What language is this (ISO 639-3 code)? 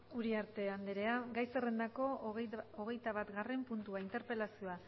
eus